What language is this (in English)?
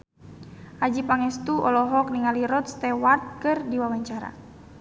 Sundanese